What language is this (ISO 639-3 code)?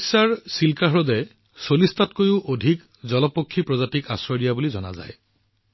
asm